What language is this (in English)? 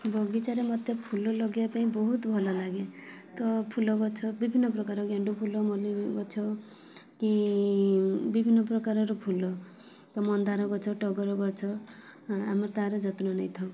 Odia